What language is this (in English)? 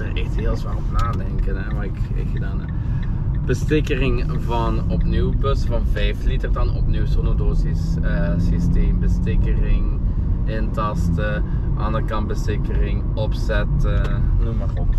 Dutch